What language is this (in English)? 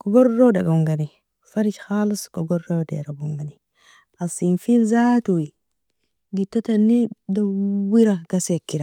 Nobiin